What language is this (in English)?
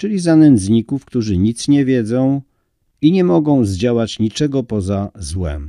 Polish